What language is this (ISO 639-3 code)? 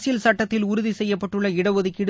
tam